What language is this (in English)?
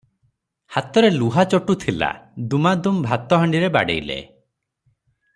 Odia